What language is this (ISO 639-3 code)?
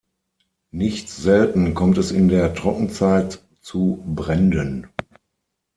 deu